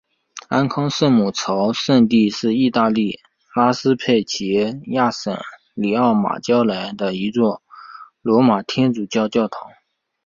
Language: Chinese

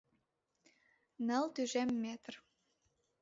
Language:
Mari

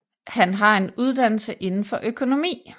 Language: Danish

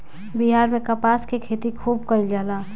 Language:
Bhojpuri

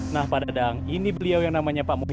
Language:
Indonesian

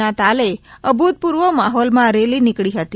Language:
Gujarati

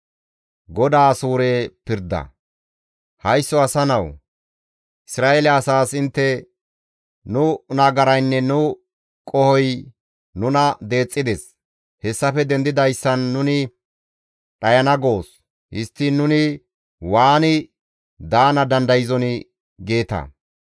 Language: Gamo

